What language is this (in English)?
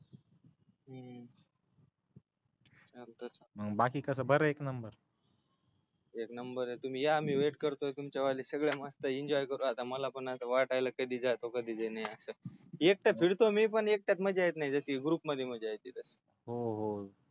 Marathi